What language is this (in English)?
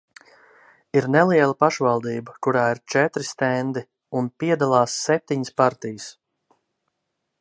Latvian